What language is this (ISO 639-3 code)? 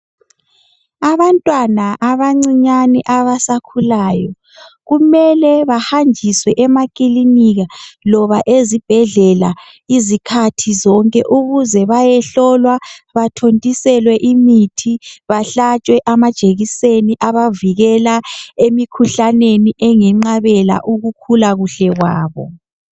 nde